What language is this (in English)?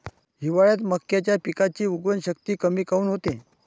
Marathi